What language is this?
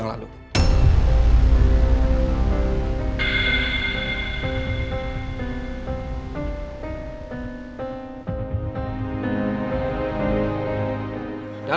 Indonesian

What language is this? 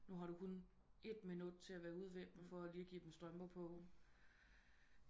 Danish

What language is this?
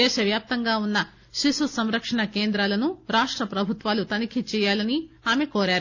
Telugu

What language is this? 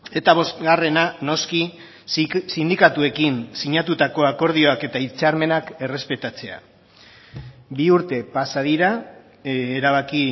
Basque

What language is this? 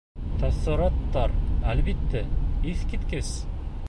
Bashkir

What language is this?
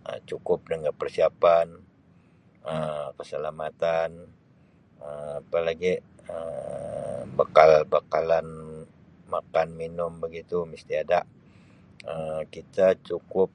Sabah Malay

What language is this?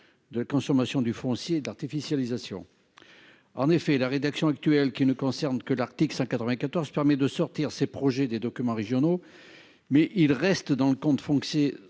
French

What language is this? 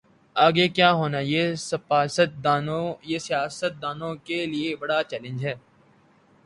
Urdu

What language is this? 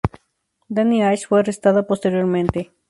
Spanish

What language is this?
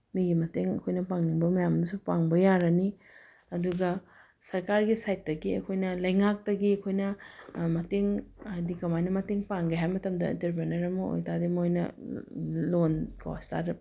Manipuri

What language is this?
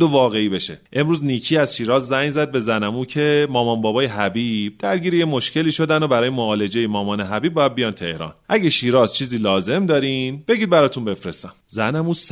Persian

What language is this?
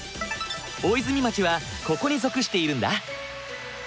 Japanese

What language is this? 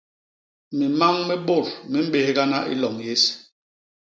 Basaa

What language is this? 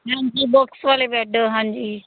Punjabi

